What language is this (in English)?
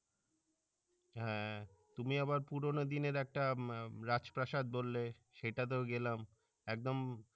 Bangla